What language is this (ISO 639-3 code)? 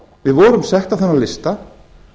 isl